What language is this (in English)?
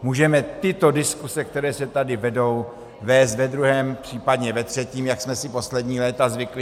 Czech